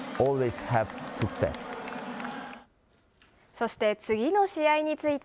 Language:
Japanese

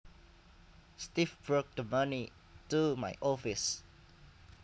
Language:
Javanese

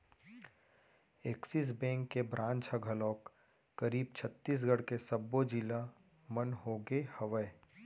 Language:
Chhattisgarhi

